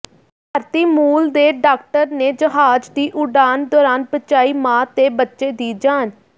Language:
Punjabi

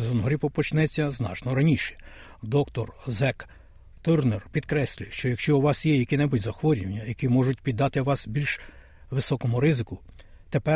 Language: Ukrainian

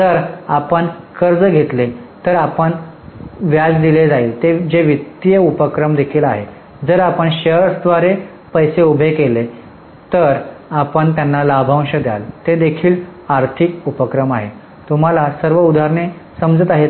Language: Marathi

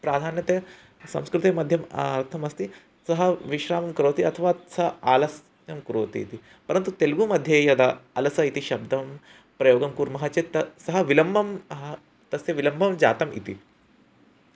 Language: Sanskrit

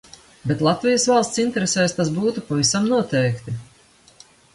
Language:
Latvian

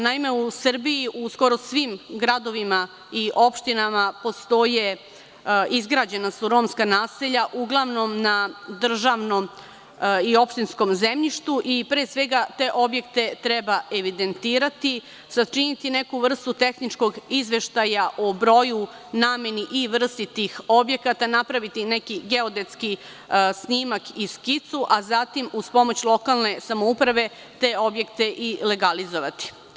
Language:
Serbian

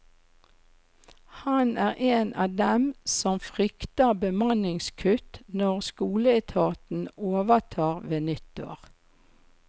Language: Norwegian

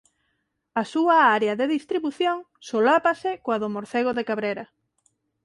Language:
Galician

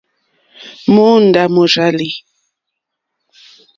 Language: Mokpwe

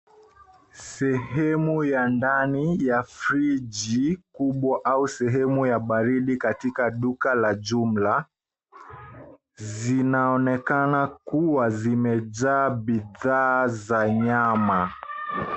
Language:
Swahili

